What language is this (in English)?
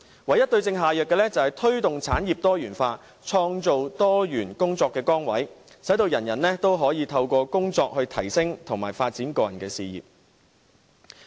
Cantonese